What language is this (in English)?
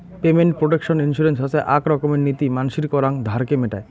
Bangla